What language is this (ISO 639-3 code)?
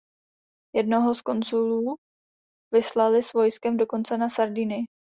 ces